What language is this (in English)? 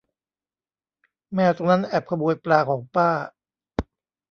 Thai